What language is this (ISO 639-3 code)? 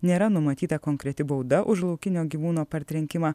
lit